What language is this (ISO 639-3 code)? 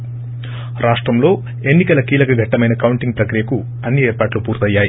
tel